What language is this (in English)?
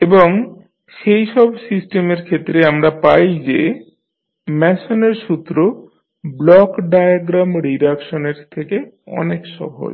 Bangla